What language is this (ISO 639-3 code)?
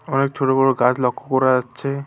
ben